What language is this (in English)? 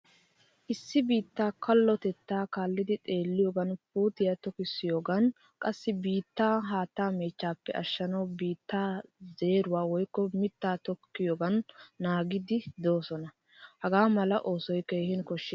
Wolaytta